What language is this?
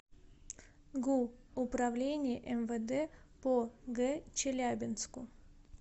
Russian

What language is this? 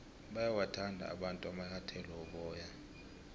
South Ndebele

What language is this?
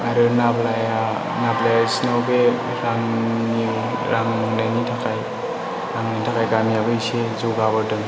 Bodo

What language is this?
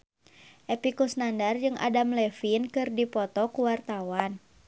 Sundanese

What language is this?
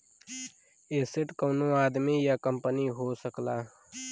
Bhojpuri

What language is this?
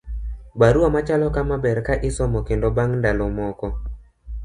Luo (Kenya and Tanzania)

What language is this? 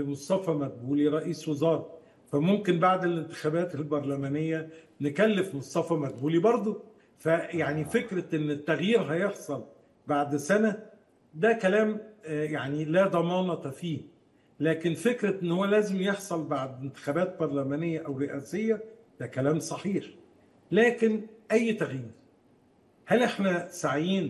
Arabic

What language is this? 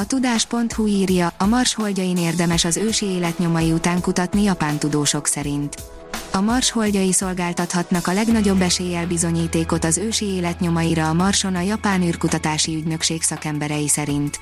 Hungarian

